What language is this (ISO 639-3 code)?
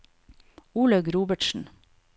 nor